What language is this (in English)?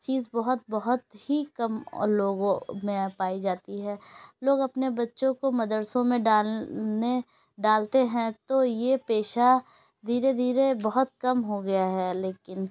Urdu